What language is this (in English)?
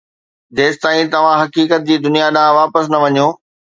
Sindhi